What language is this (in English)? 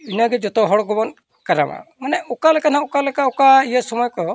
Santali